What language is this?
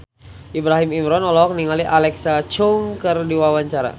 Sundanese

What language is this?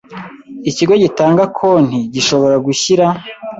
Kinyarwanda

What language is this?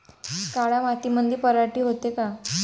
Marathi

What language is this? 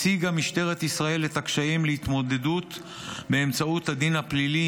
Hebrew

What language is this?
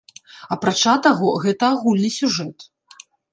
Belarusian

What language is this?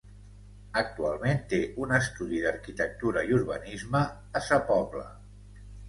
Catalan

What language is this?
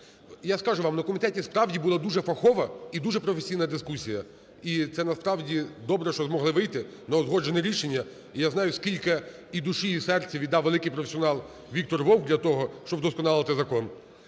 Ukrainian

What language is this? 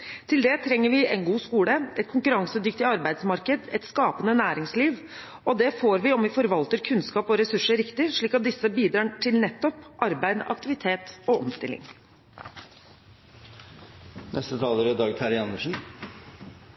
Norwegian Bokmål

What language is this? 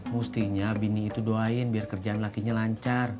Indonesian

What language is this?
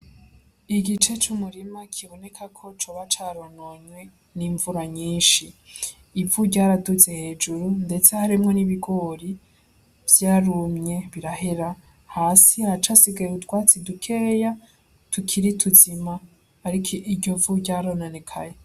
Rundi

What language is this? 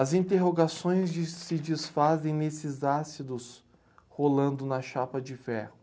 Portuguese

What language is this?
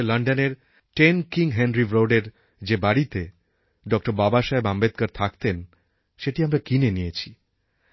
Bangla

